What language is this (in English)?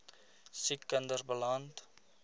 Afrikaans